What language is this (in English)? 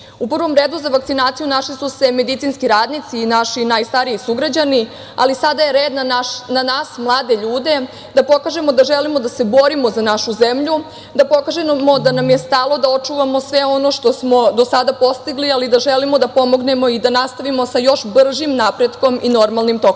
Serbian